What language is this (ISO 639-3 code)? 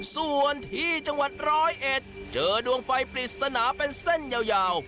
tha